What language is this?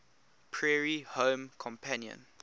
English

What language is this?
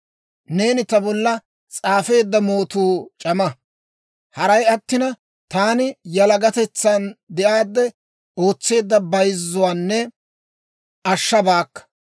Dawro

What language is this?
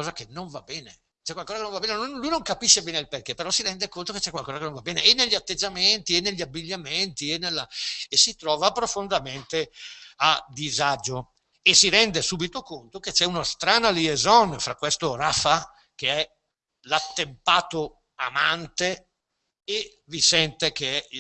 Italian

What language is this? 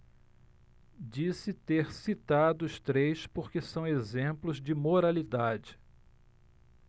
Portuguese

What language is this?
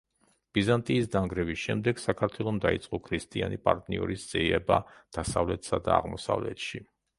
Georgian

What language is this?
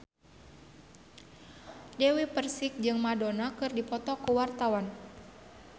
Sundanese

